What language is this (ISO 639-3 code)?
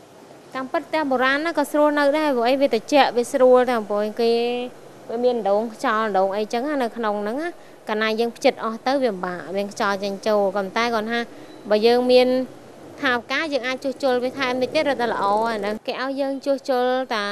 vie